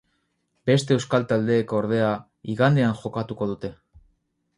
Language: Basque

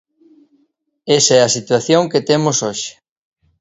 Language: Galician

